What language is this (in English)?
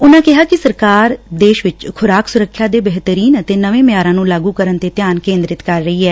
Punjabi